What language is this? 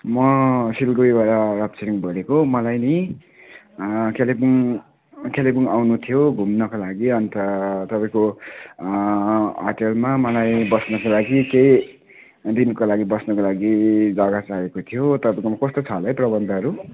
Nepali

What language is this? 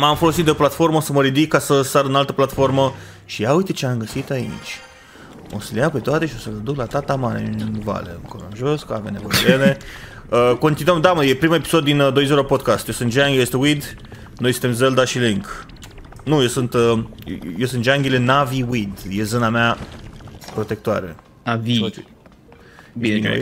Romanian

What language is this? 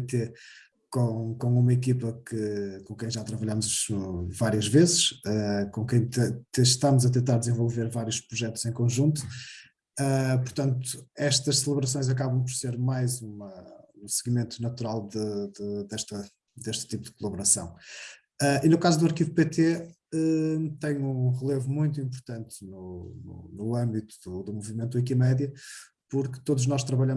Portuguese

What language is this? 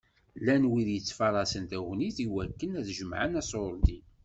Kabyle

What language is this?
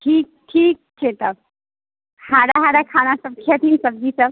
Maithili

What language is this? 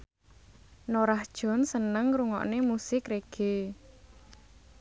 Javanese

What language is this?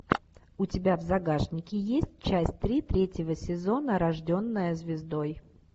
Russian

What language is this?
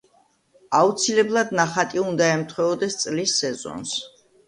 Georgian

